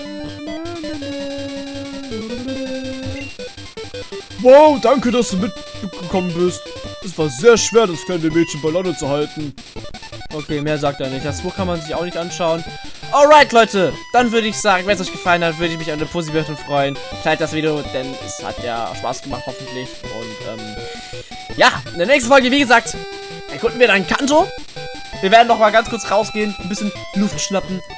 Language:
German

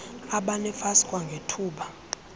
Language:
Xhosa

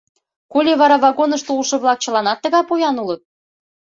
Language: Mari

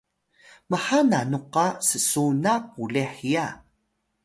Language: Atayal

